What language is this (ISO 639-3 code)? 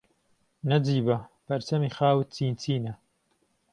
ckb